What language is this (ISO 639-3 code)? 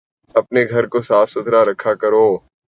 urd